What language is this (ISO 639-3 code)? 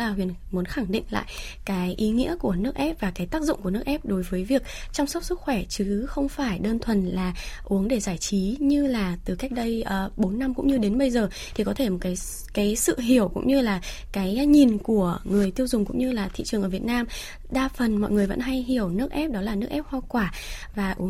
vie